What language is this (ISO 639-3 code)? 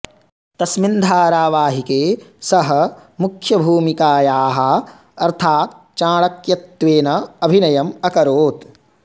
san